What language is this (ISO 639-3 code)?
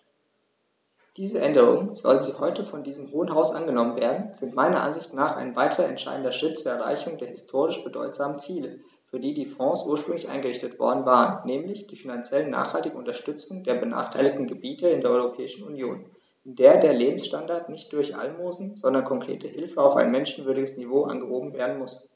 deu